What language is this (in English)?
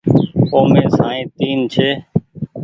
Goaria